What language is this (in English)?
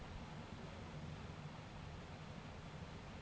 Bangla